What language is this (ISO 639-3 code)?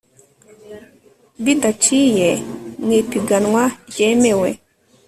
kin